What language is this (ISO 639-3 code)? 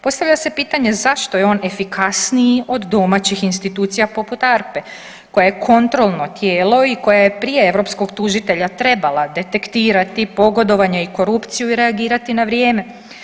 hrv